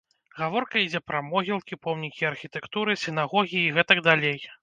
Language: Belarusian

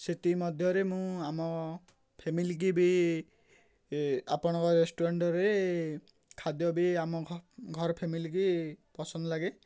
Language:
Odia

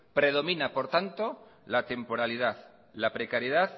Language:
Spanish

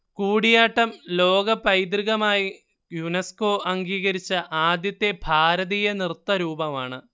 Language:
Malayalam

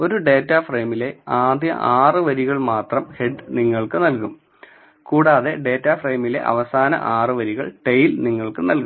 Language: Malayalam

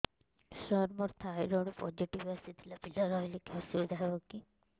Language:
Odia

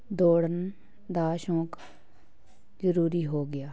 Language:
Punjabi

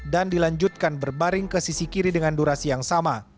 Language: Indonesian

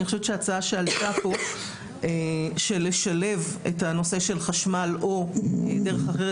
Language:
Hebrew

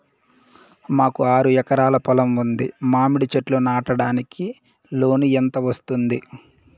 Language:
Telugu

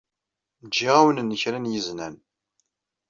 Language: Kabyle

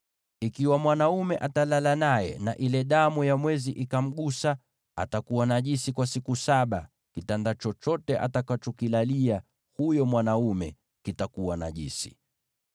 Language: Swahili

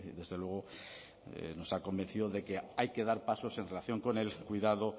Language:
Spanish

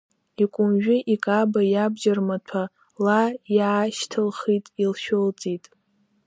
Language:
Abkhazian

